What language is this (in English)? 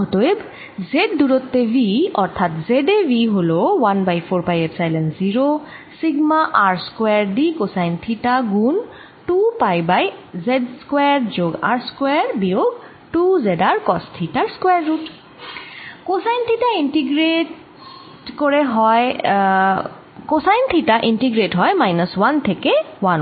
Bangla